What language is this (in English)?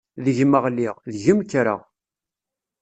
Kabyle